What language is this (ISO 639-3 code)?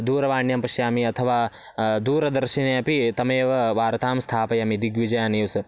san